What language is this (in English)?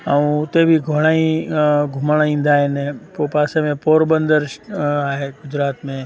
Sindhi